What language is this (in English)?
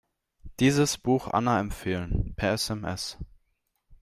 German